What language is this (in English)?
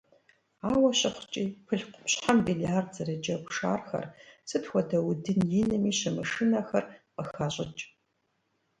Kabardian